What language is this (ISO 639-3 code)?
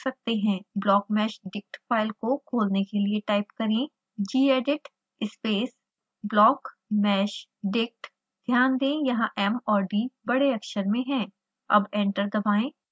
hin